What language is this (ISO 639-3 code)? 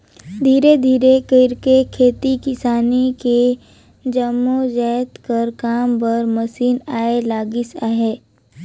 hne